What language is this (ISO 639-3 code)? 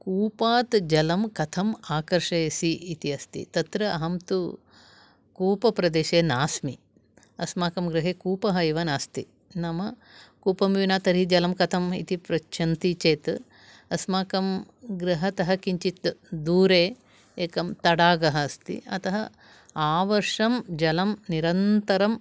san